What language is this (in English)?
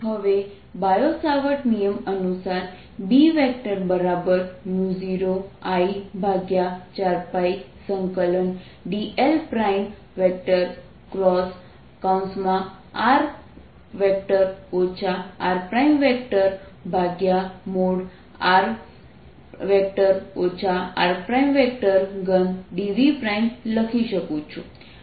Gujarati